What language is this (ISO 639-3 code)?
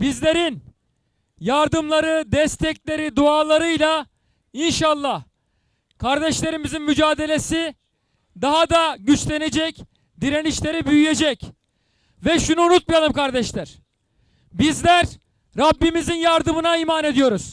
tur